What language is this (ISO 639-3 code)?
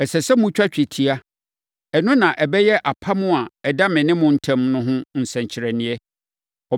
aka